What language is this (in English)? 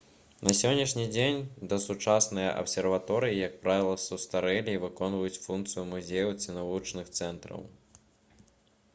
Belarusian